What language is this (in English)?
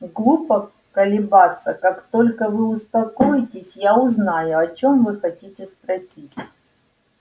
Russian